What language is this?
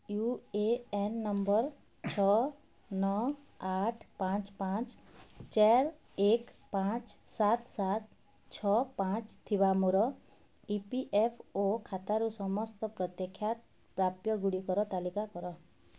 Odia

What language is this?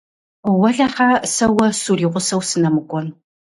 Kabardian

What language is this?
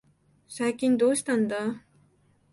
Japanese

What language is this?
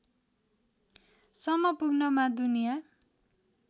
Nepali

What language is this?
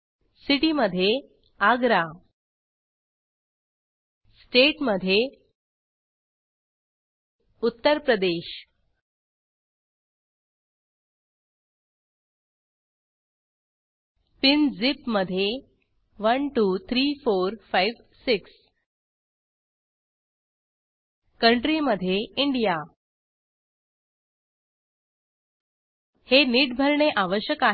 Marathi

